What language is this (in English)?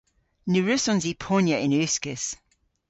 Cornish